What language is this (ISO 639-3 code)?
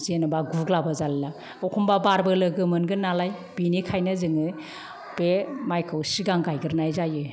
brx